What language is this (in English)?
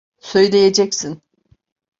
Turkish